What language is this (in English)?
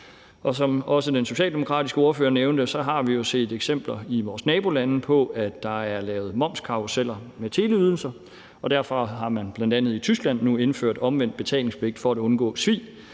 Danish